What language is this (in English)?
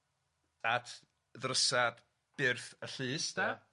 Welsh